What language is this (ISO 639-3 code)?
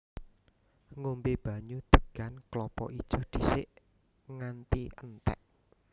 jav